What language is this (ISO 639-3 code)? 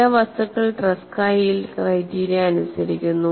mal